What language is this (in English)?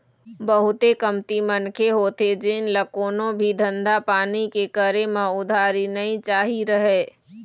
Chhattisgarhi